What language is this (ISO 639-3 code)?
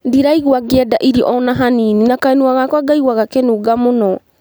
kik